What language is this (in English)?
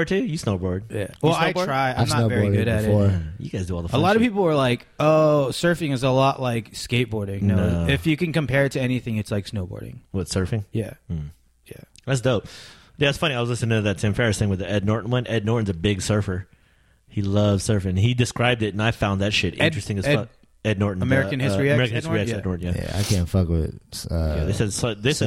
English